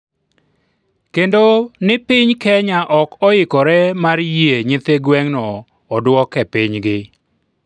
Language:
Luo (Kenya and Tanzania)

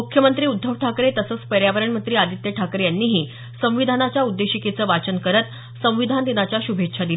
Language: Marathi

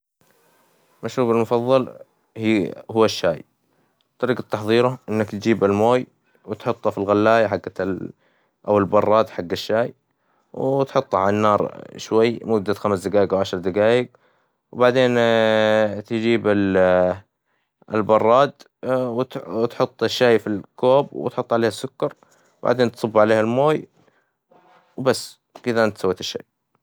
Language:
Hijazi Arabic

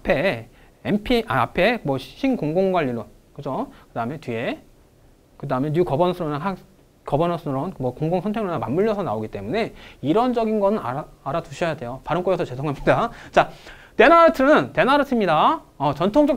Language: Korean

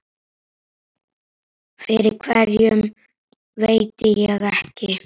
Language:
Icelandic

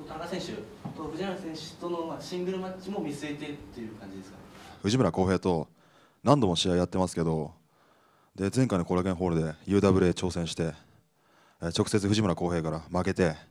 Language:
Japanese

